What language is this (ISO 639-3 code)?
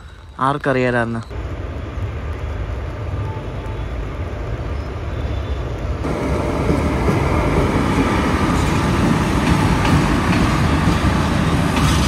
mal